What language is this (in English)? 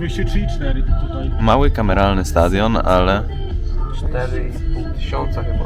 Polish